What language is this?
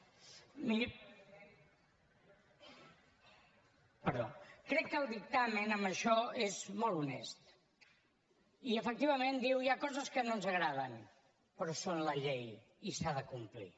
Catalan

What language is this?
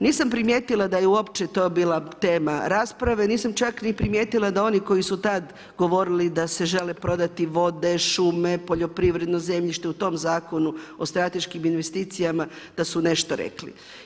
Croatian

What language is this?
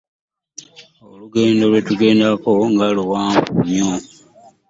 Ganda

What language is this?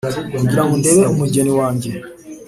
Kinyarwanda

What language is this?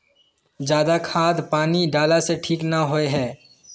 Magahi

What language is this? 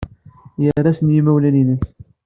Kabyle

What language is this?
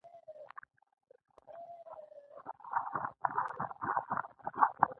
Pashto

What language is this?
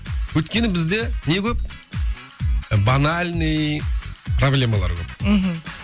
Kazakh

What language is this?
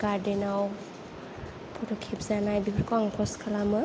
Bodo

